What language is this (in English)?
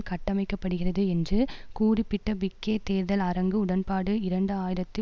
Tamil